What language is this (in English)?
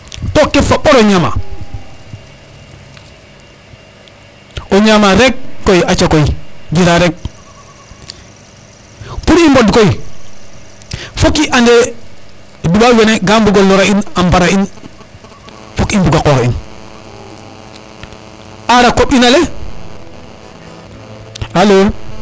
Serer